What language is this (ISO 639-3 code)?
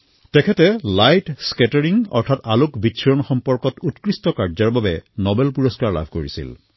asm